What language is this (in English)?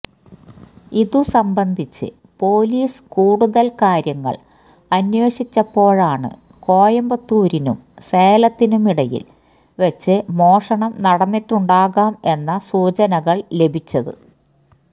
Malayalam